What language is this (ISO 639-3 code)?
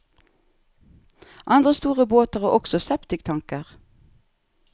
nor